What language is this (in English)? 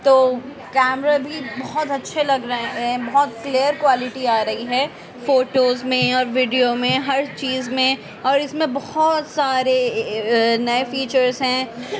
Urdu